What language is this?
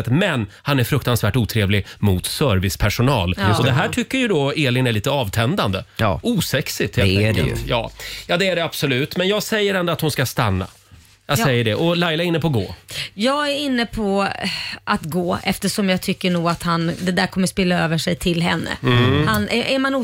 Swedish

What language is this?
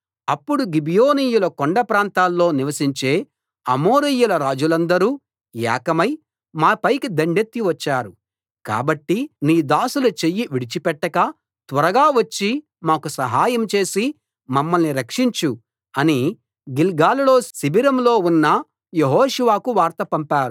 Telugu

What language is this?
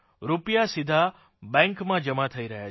Gujarati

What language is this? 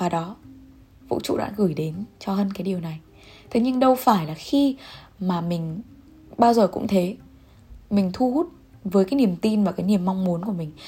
Vietnamese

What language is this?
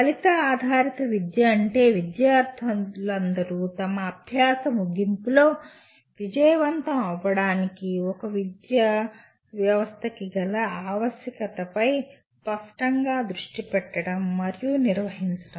Telugu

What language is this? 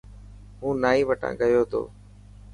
Dhatki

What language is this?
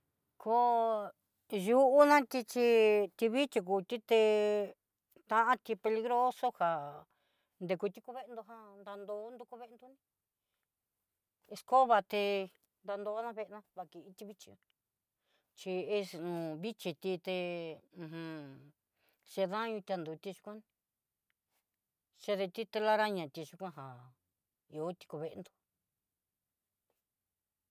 Southeastern Nochixtlán Mixtec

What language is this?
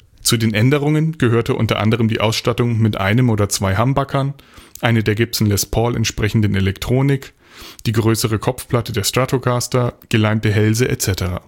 German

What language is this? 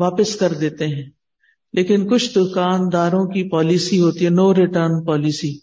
Urdu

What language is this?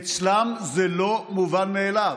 Hebrew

